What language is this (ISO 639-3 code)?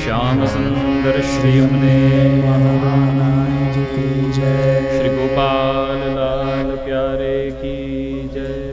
hin